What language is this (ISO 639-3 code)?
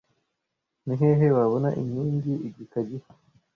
kin